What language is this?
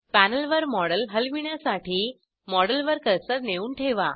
Marathi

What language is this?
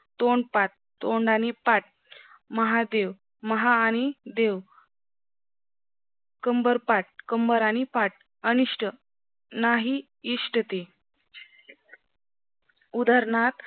Marathi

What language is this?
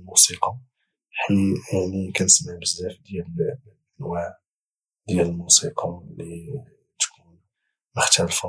Moroccan Arabic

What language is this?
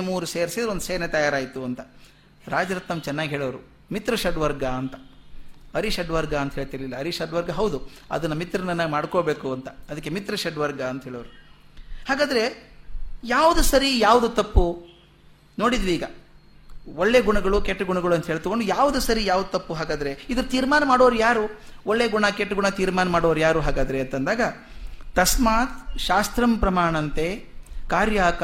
Kannada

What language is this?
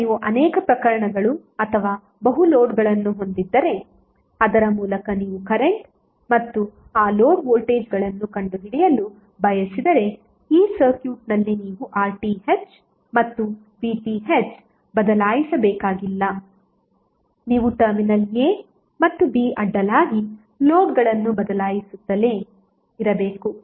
Kannada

